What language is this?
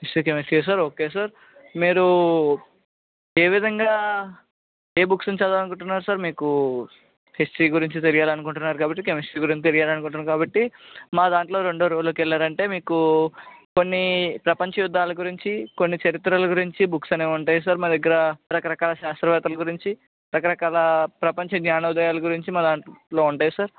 Telugu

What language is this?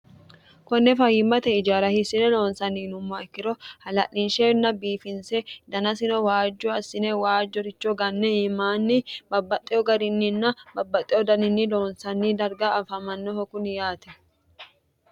Sidamo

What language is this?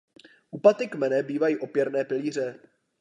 Czech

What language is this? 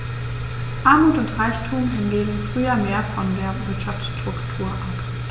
German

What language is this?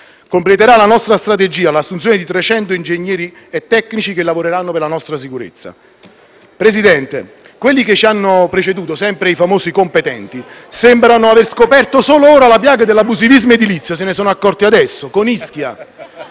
Italian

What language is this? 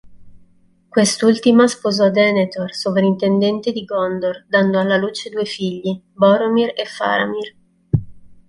Italian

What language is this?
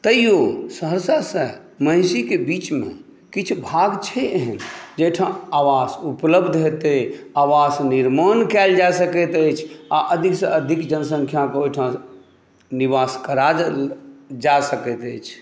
Maithili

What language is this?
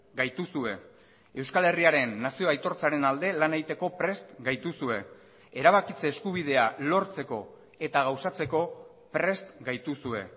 Basque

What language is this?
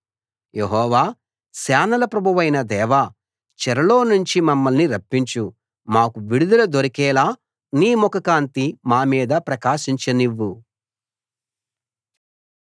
Telugu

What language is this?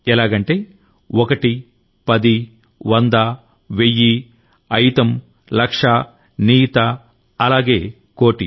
Telugu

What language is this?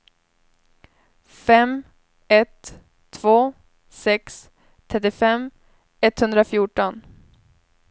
Swedish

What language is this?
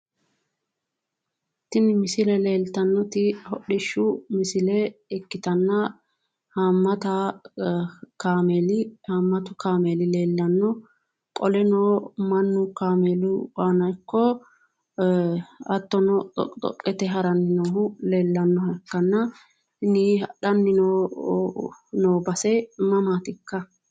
Sidamo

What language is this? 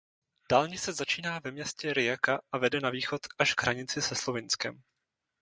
Czech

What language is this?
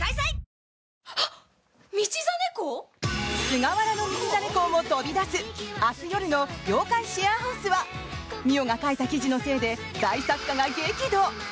Japanese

